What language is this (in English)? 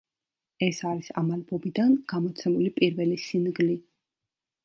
Georgian